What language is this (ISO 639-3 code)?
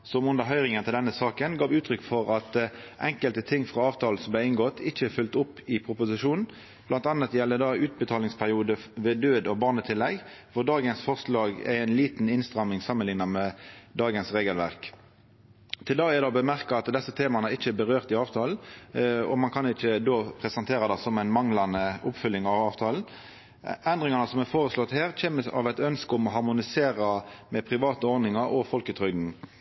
nno